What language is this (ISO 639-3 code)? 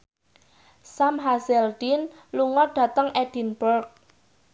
jav